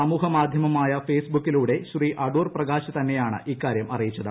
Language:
Malayalam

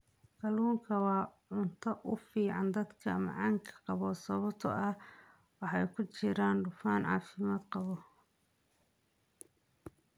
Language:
Somali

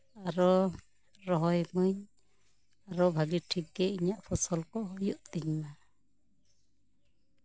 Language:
Santali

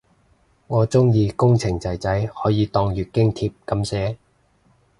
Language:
Cantonese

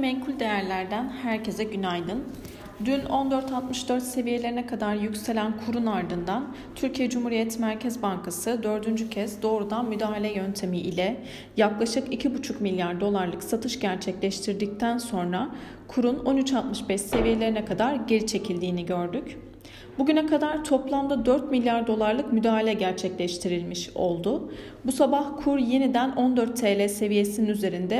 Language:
Turkish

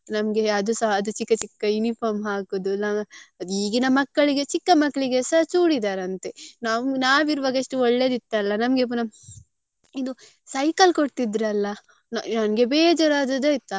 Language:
Kannada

